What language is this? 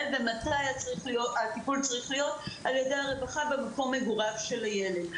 Hebrew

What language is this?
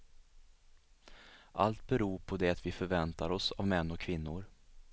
Swedish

